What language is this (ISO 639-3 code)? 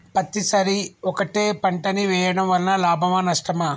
tel